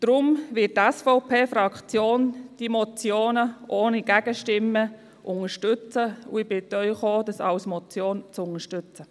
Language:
Swiss German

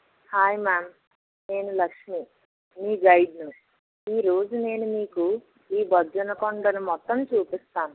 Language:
Telugu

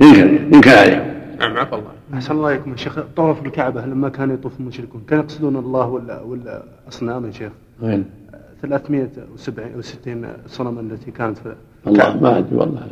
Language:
Arabic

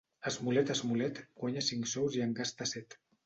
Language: Catalan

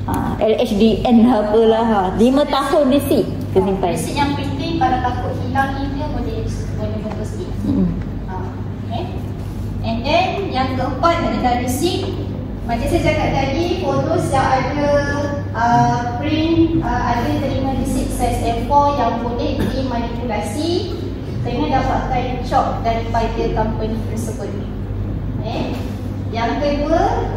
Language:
Malay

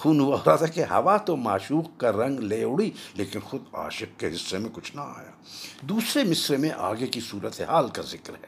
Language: Urdu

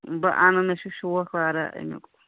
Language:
Kashmiri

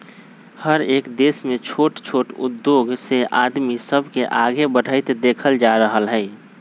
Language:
Magahi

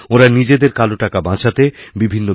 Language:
Bangla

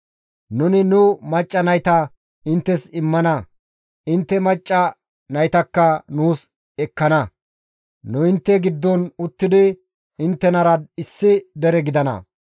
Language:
Gamo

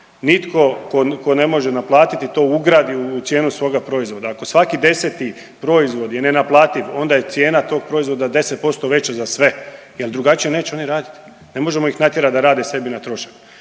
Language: Croatian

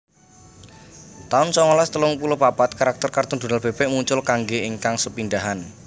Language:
Javanese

